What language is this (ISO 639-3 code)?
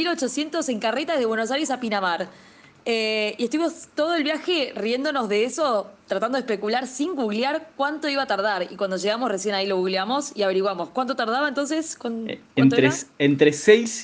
spa